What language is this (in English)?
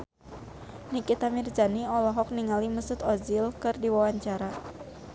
Sundanese